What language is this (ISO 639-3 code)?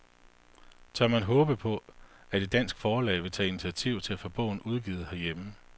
dan